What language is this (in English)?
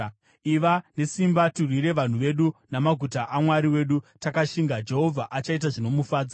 Shona